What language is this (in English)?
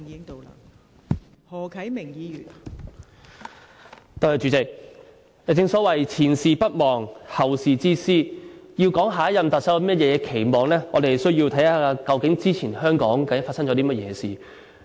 Cantonese